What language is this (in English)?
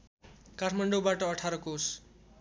Nepali